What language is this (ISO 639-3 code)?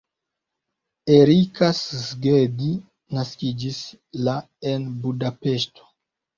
epo